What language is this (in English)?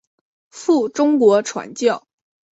Chinese